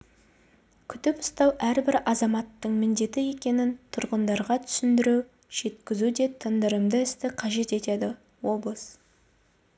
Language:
Kazakh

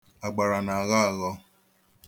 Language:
Igbo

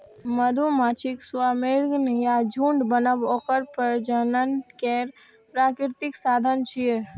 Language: Maithili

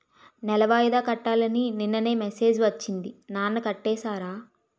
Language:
Telugu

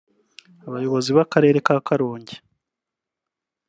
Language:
Kinyarwanda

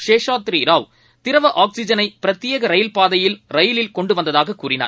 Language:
Tamil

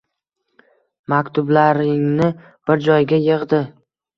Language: Uzbek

